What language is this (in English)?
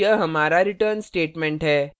Hindi